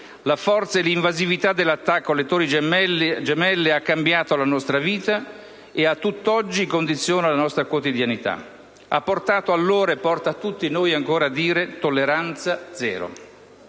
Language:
Italian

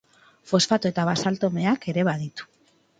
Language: Basque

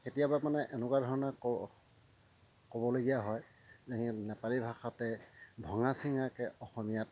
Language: Assamese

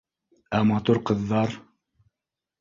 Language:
Bashkir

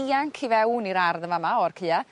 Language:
Welsh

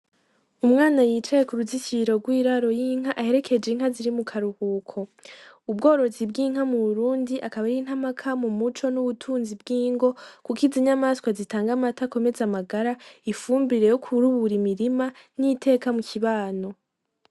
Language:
Rundi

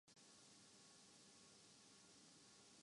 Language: Urdu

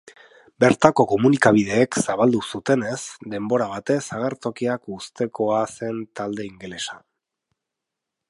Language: Basque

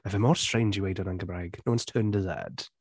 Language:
Welsh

